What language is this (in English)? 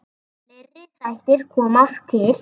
Icelandic